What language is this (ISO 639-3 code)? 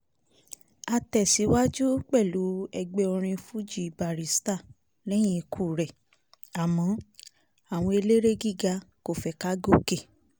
yor